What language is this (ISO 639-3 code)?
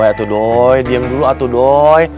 ind